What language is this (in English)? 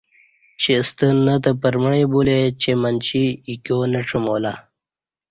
Kati